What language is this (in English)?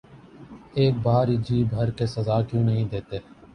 Urdu